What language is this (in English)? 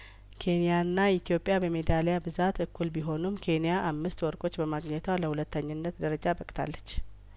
Amharic